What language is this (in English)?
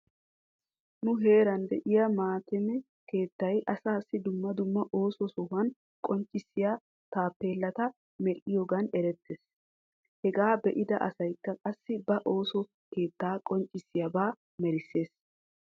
Wolaytta